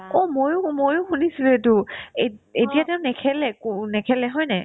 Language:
Assamese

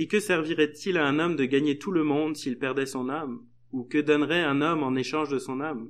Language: French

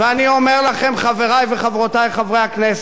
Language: Hebrew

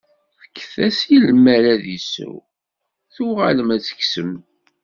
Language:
Kabyle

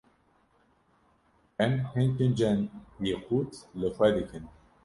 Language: Kurdish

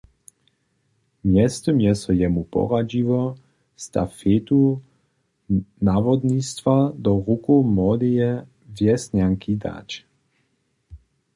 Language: Upper Sorbian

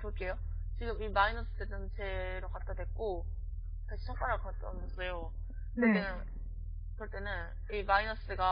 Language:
Korean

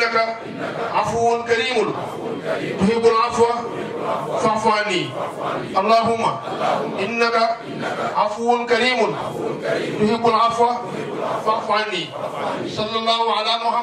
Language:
Arabic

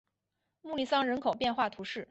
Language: Chinese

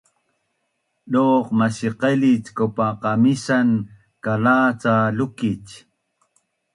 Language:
Bunun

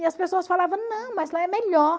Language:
Portuguese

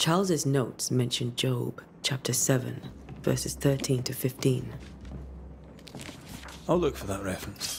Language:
English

